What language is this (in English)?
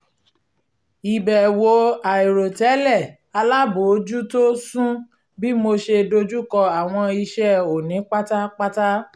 Yoruba